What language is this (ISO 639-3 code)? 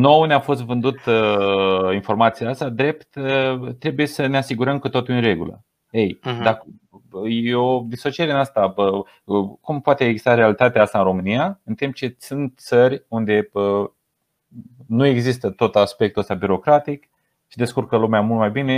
ron